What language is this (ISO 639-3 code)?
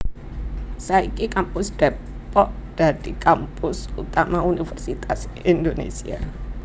jav